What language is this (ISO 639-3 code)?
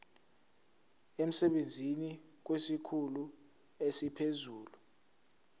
zul